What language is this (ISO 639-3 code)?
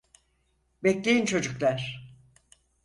tur